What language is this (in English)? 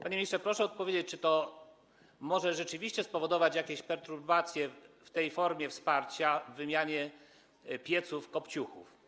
Polish